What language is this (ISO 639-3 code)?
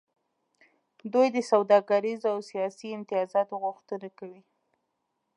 pus